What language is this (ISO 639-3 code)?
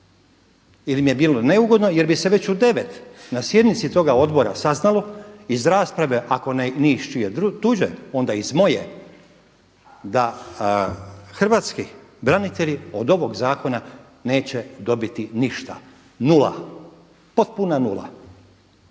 hrv